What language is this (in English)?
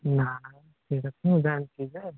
Odia